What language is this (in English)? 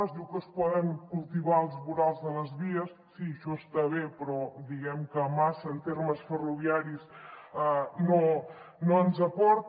Catalan